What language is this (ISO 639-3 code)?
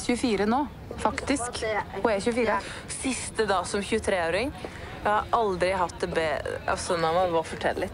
nor